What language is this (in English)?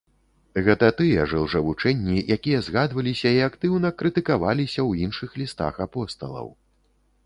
Belarusian